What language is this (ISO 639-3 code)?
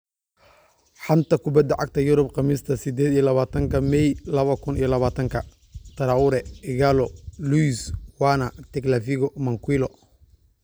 som